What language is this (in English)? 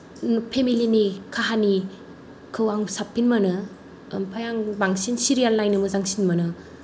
Bodo